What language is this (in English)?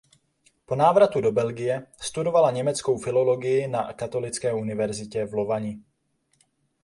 Czech